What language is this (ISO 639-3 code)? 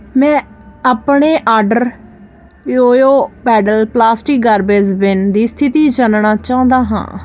pan